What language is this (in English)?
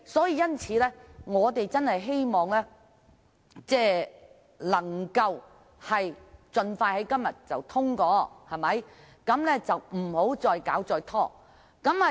Cantonese